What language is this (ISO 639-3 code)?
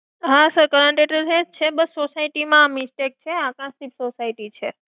guj